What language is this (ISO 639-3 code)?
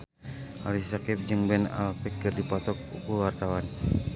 sun